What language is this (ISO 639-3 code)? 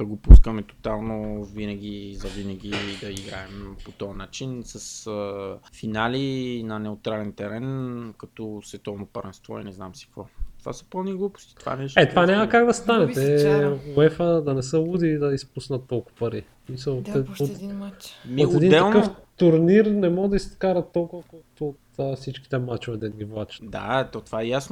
bul